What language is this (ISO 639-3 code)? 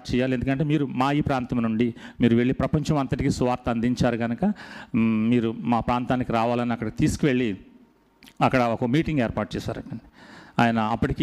tel